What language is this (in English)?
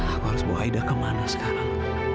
Indonesian